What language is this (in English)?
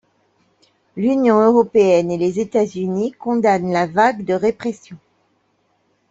French